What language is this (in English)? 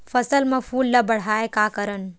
Chhattisgarhi